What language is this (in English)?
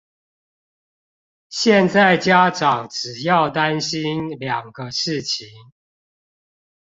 Chinese